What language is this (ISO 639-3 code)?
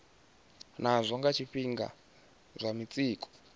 ven